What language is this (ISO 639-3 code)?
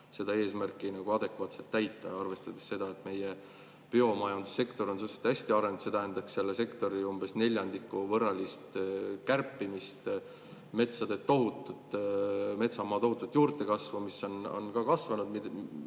est